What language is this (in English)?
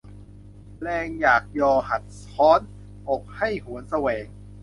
Thai